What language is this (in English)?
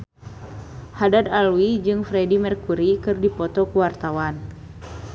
Sundanese